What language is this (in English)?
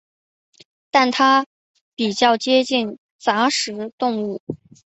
Chinese